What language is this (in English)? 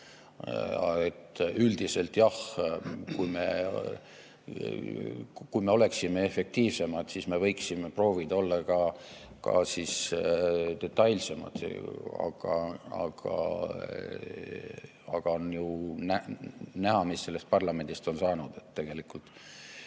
Estonian